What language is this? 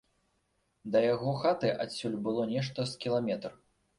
Belarusian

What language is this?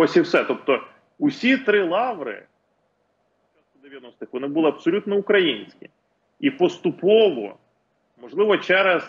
Ukrainian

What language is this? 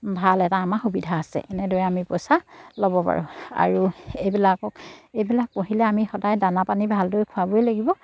Assamese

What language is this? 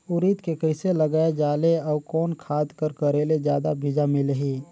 Chhattisgarhi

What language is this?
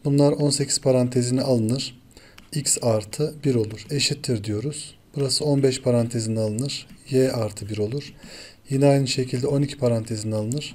Turkish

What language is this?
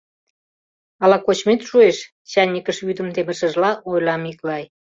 Mari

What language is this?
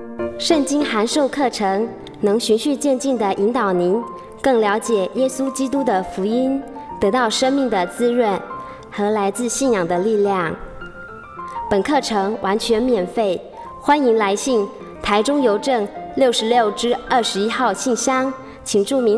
Chinese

